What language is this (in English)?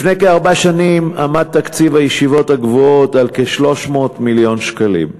Hebrew